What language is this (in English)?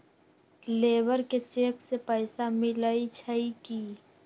Magahi